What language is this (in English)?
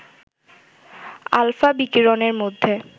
Bangla